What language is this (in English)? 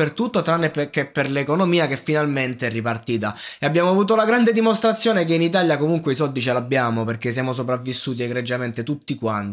Italian